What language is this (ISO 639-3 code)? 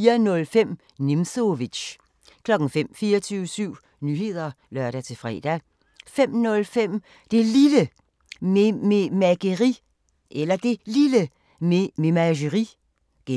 dan